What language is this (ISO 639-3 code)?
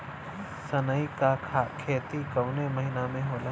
bho